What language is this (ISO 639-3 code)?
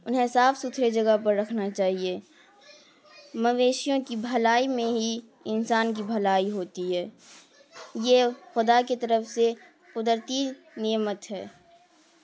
urd